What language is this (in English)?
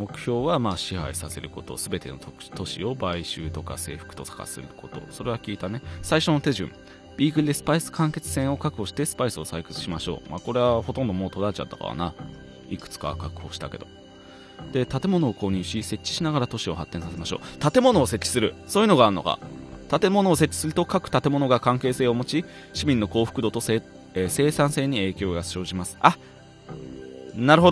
Japanese